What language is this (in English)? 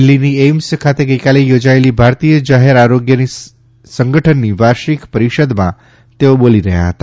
Gujarati